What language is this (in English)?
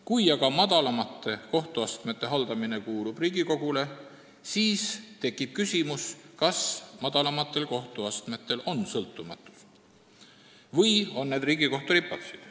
Estonian